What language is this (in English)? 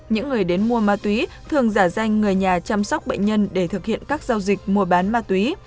Vietnamese